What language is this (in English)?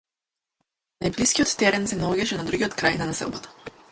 Macedonian